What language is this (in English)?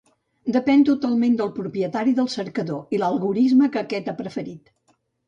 Catalan